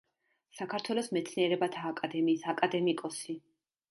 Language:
Georgian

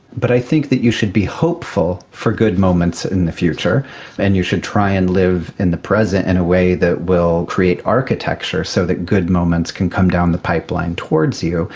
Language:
English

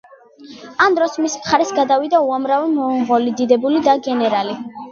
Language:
Georgian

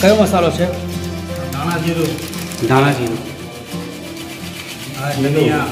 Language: Indonesian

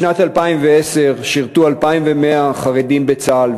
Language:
Hebrew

